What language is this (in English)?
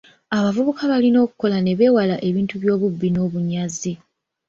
Ganda